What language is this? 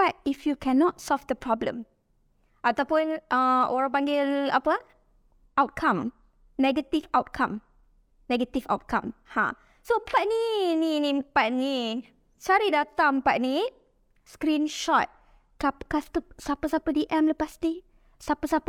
Malay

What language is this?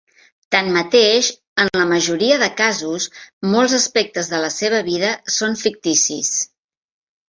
Catalan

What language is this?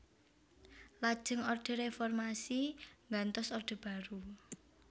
Javanese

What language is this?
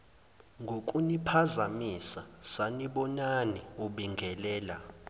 Zulu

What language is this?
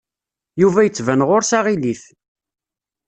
Kabyle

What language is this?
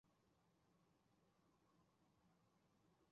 Chinese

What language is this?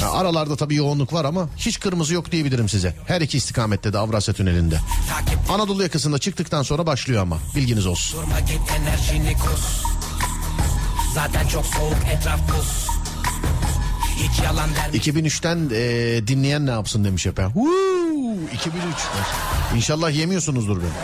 Turkish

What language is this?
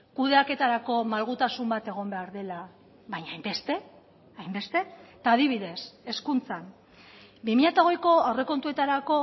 Basque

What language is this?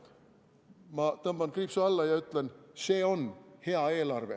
Estonian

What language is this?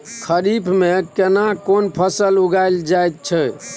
Maithili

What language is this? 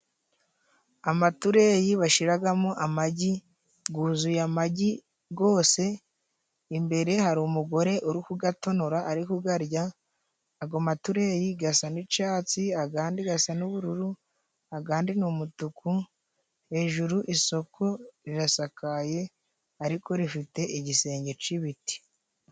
Kinyarwanda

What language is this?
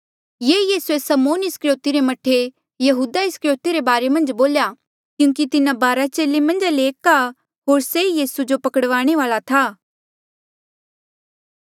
Mandeali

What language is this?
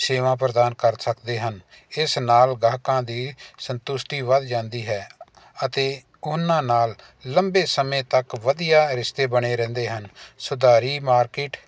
Punjabi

